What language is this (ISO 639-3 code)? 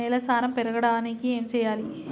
tel